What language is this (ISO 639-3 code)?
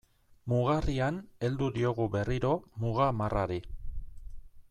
eus